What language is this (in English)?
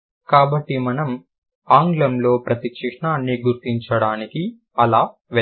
Telugu